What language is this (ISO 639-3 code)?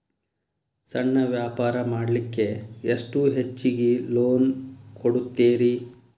kan